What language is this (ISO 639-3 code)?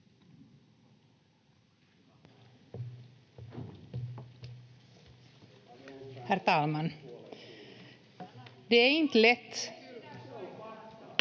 fin